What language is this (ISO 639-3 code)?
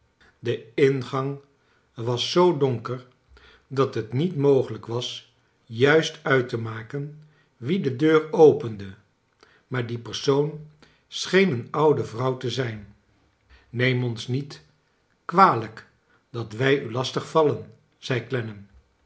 nld